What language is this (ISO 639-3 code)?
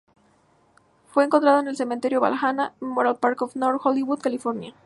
spa